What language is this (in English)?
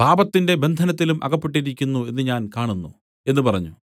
Malayalam